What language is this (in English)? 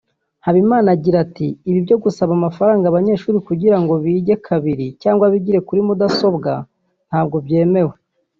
Kinyarwanda